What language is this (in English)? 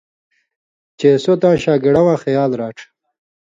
Indus Kohistani